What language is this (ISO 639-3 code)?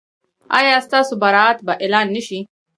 pus